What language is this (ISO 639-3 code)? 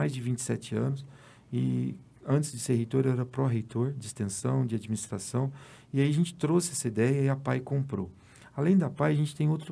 por